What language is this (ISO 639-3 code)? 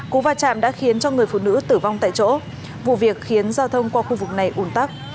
vie